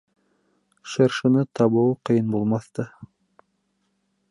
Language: Bashkir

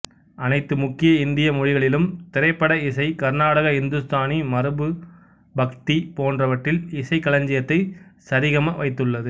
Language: Tamil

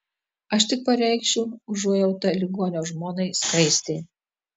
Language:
Lithuanian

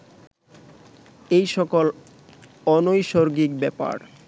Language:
Bangla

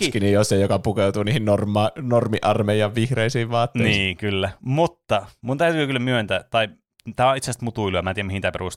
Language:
Finnish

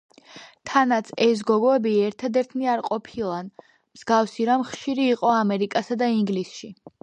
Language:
Georgian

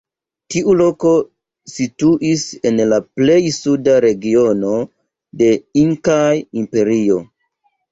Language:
Esperanto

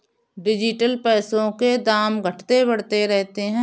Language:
Hindi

